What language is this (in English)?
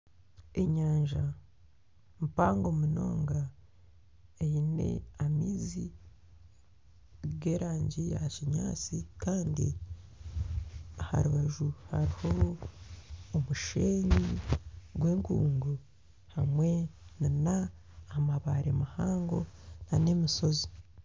Nyankole